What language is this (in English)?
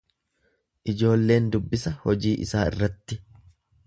Oromo